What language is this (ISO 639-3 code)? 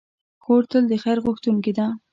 pus